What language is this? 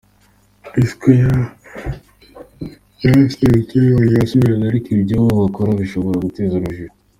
Kinyarwanda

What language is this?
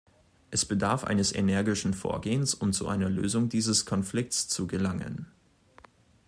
German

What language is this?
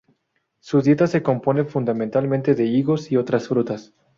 Spanish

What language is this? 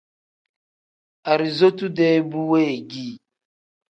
Tem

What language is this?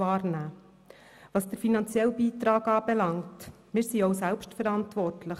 Swiss German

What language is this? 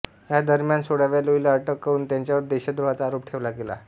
Marathi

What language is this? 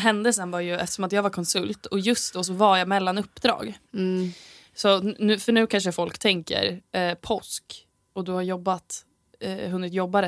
Swedish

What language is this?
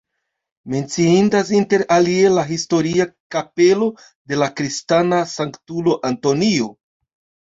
Esperanto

